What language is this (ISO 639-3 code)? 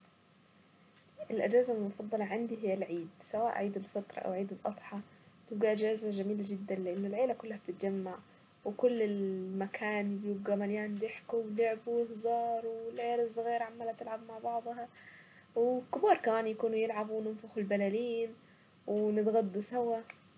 aec